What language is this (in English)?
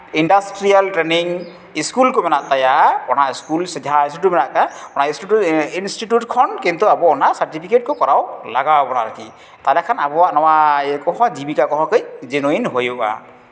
Santali